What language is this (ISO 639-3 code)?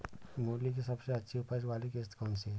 hin